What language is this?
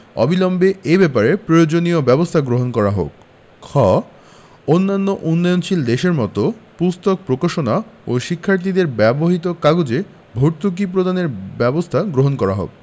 Bangla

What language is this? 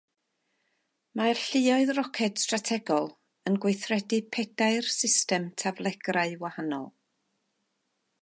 Welsh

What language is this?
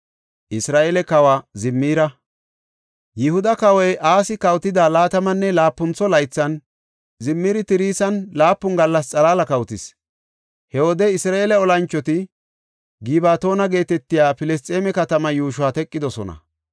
Gofa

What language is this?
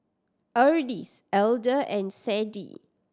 English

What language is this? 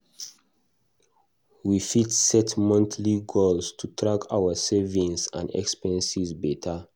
Nigerian Pidgin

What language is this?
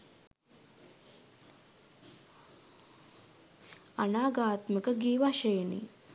Sinhala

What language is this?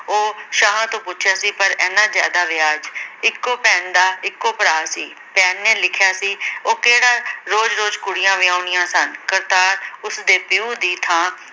Punjabi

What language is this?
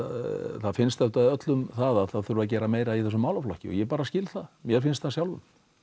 Icelandic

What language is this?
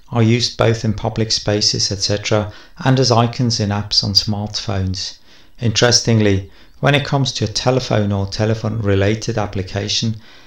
English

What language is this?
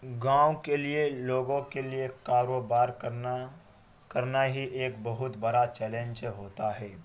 Urdu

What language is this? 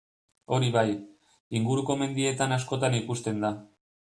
Basque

